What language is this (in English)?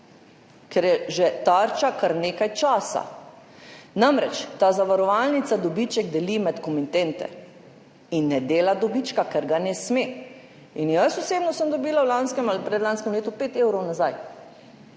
Slovenian